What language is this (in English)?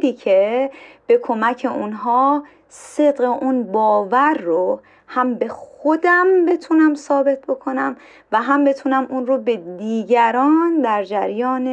Persian